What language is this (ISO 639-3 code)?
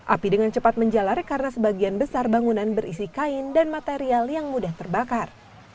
ind